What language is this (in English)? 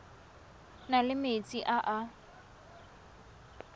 Tswana